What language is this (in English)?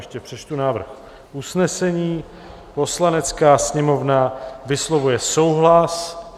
Czech